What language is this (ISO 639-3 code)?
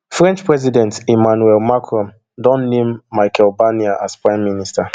pcm